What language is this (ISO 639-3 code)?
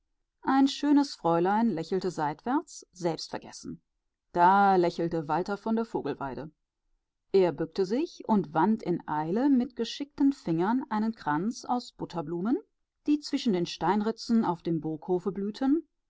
deu